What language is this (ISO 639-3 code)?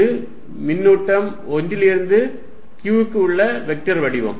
tam